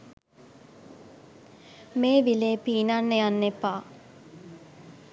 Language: Sinhala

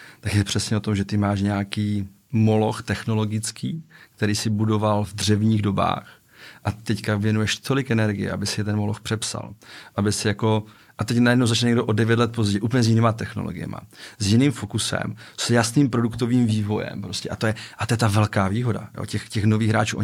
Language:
Czech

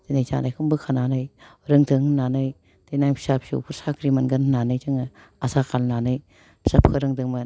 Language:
Bodo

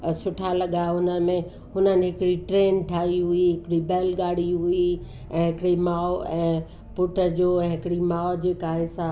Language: Sindhi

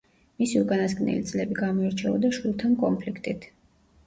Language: Georgian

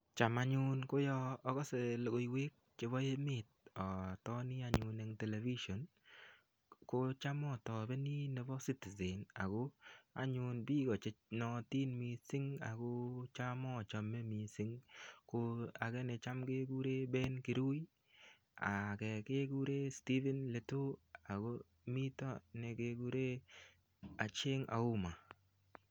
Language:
Kalenjin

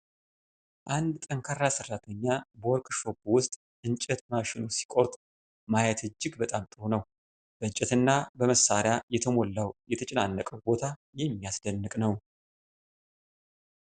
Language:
Amharic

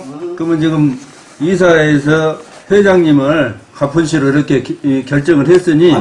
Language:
Korean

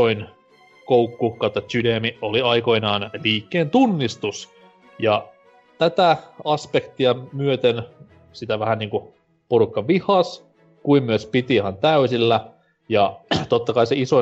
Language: Finnish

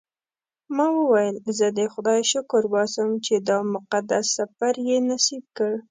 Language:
Pashto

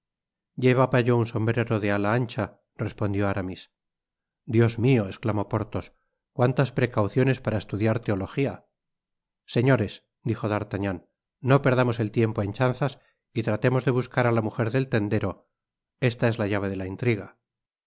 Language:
Spanish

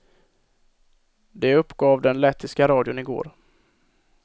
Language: Swedish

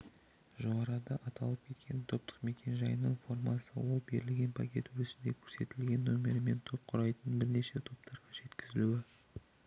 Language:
Kazakh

